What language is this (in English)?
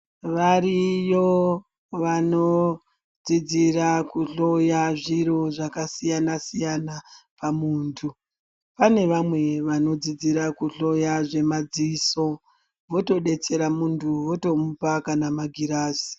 Ndau